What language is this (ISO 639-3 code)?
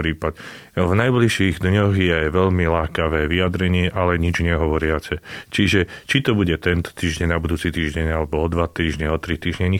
slk